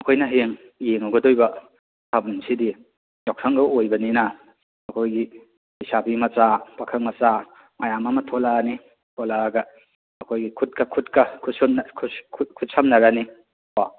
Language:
Manipuri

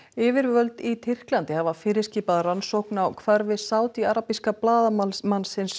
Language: Icelandic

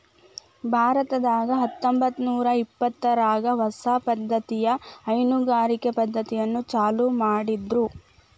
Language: Kannada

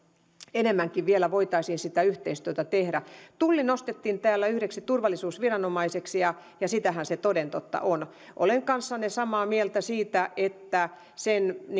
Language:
Finnish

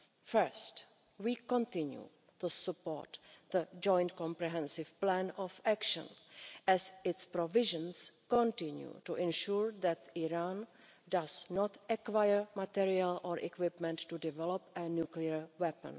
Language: English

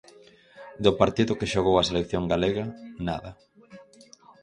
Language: Galician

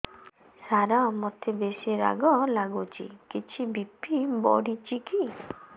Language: Odia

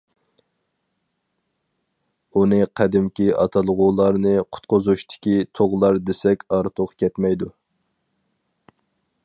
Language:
Uyghur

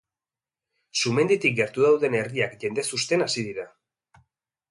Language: Basque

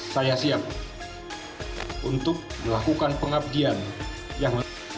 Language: Indonesian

